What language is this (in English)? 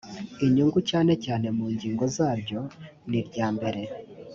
Kinyarwanda